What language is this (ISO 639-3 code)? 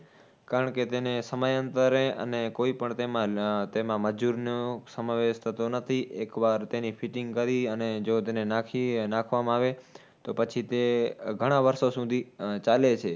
guj